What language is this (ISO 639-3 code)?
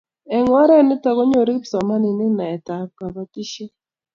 kln